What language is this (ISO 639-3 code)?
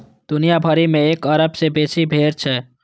mai